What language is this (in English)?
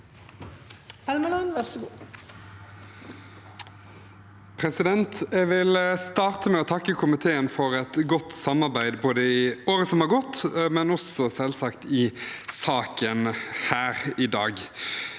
Norwegian